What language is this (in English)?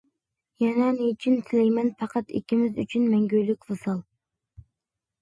Uyghur